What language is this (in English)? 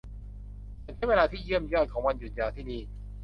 Thai